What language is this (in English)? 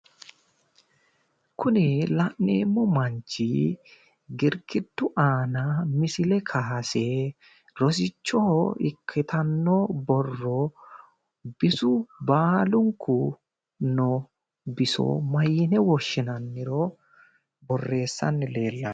Sidamo